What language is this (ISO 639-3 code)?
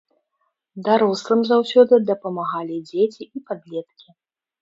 bel